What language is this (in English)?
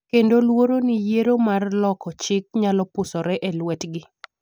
Luo (Kenya and Tanzania)